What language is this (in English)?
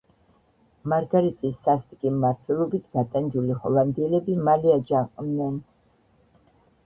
Georgian